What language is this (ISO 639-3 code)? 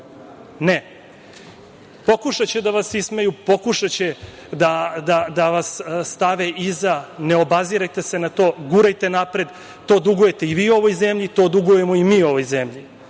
srp